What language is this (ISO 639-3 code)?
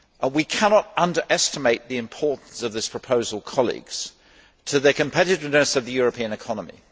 eng